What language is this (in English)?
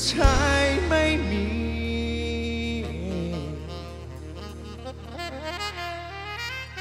Thai